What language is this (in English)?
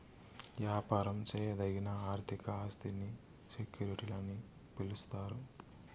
Telugu